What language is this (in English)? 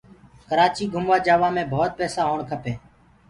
Gurgula